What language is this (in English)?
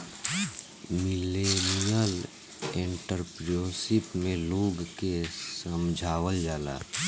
Bhojpuri